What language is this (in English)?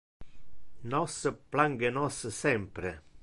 Interlingua